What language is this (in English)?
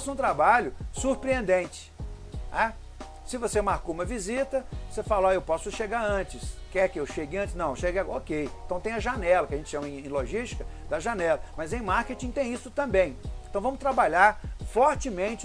Portuguese